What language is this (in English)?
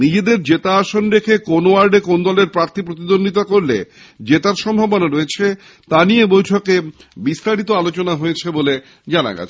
Bangla